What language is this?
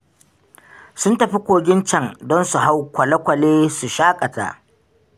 Hausa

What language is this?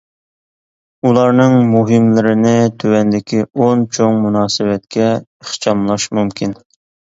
Uyghur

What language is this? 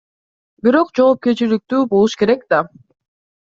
Kyrgyz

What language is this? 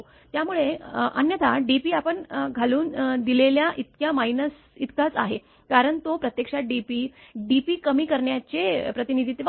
Marathi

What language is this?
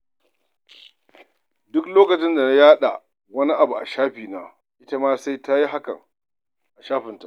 Hausa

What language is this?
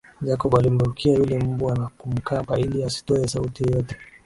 Swahili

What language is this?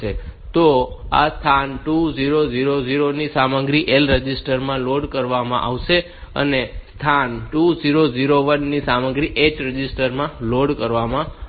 Gujarati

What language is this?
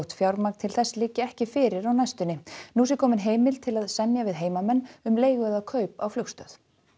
Icelandic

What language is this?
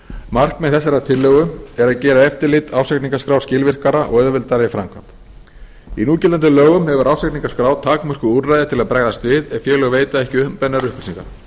Icelandic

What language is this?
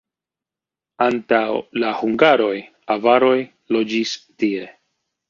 Esperanto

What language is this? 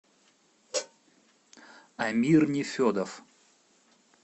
Russian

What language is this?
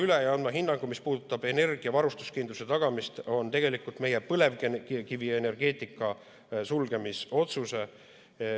Estonian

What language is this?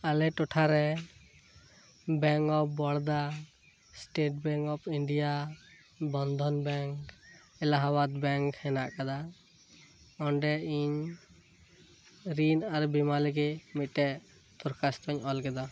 Santali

